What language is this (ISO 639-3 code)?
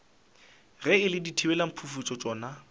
nso